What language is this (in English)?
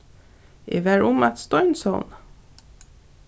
Faroese